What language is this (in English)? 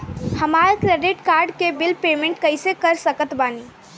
Bhojpuri